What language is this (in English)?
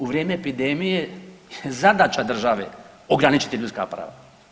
Croatian